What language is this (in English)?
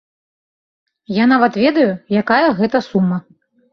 Belarusian